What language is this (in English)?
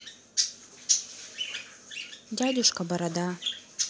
Russian